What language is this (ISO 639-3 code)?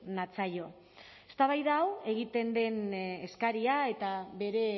eus